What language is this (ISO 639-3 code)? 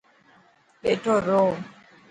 mki